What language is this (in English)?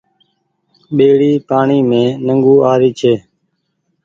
Goaria